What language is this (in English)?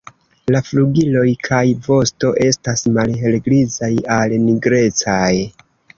Esperanto